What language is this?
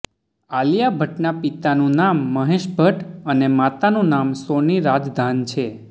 Gujarati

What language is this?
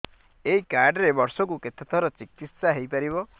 Odia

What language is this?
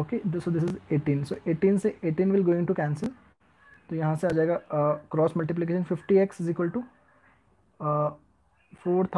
Hindi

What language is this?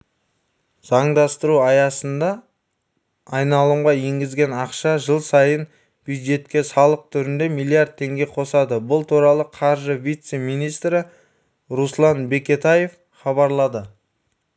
Kazakh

